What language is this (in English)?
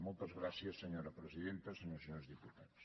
Catalan